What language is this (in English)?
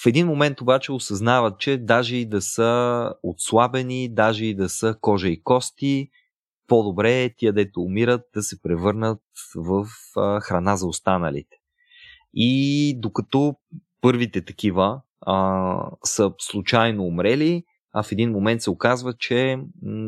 Bulgarian